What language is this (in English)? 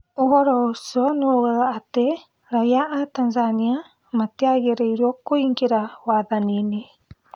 Kikuyu